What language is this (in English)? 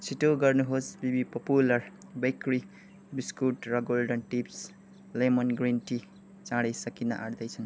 Nepali